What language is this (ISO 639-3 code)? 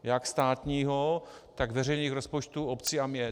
ces